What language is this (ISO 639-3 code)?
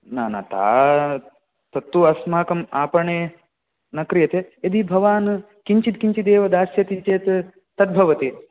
san